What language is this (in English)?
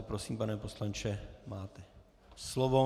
Czech